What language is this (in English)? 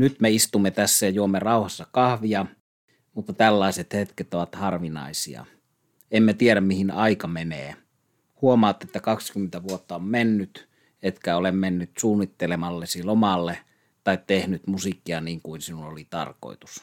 Finnish